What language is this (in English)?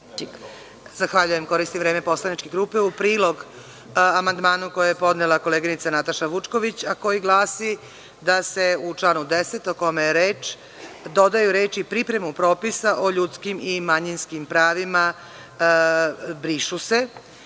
Serbian